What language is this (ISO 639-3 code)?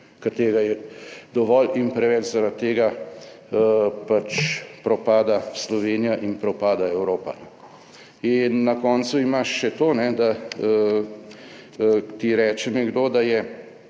slv